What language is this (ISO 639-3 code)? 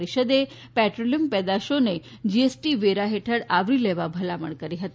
guj